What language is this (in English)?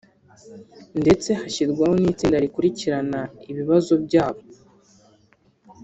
Kinyarwanda